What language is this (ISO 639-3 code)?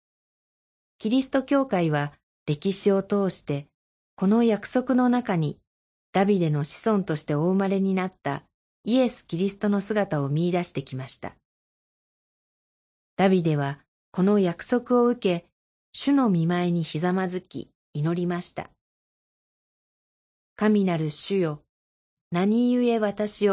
jpn